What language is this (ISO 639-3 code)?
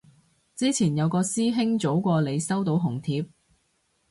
yue